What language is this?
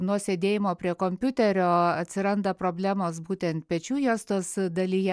Lithuanian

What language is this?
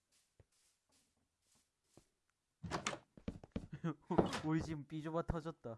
Korean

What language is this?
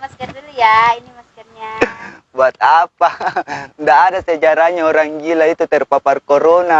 Indonesian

